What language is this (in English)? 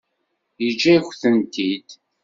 Kabyle